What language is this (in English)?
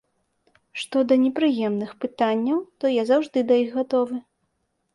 Belarusian